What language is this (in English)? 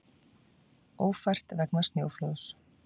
Icelandic